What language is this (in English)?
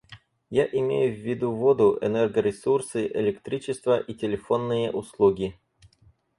Russian